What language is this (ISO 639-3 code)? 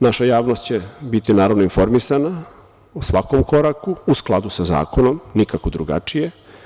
srp